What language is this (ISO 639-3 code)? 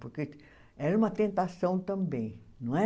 por